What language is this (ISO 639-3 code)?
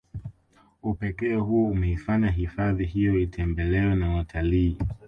swa